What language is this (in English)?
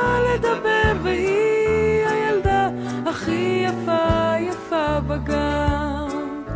Hebrew